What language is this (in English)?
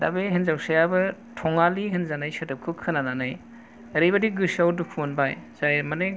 Bodo